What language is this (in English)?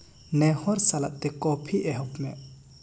Santali